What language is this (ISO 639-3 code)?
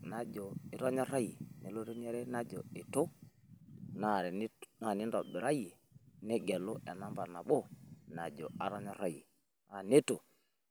mas